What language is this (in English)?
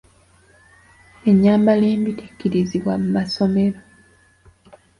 Ganda